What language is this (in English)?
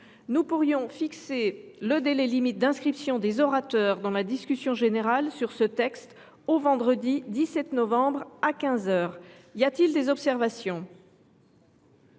French